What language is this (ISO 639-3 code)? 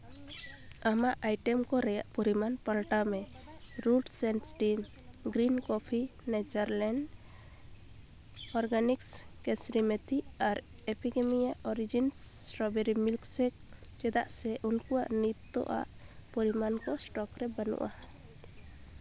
sat